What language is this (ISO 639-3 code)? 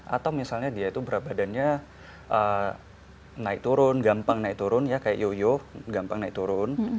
ind